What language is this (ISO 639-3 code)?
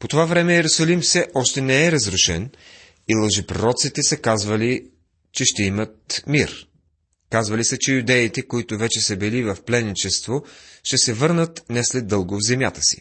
bul